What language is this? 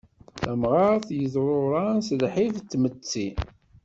Kabyle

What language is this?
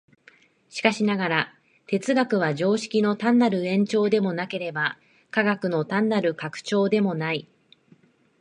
Japanese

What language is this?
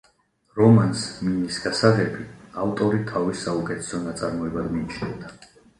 Georgian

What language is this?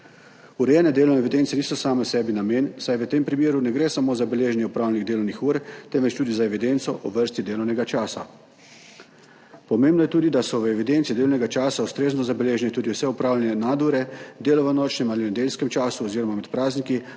Slovenian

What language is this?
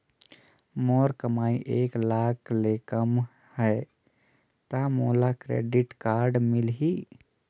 Chhattisgarhi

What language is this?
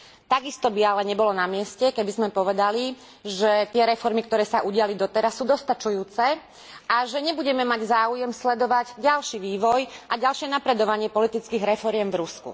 Slovak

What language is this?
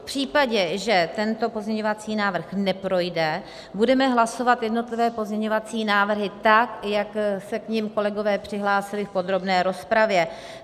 Czech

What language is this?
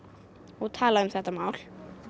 Icelandic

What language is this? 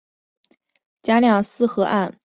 Chinese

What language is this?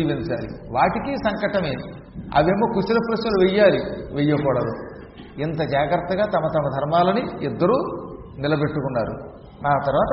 Telugu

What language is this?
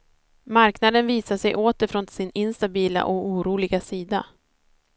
Swedish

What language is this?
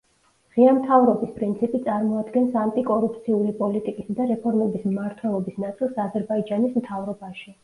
Georgian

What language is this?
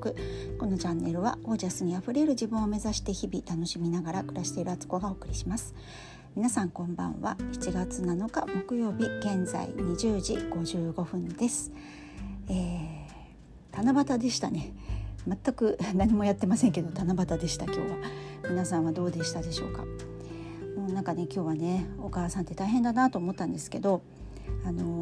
Japanese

